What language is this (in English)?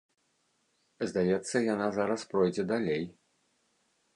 Belarusian